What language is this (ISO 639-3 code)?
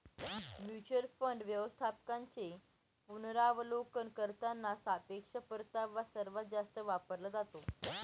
mar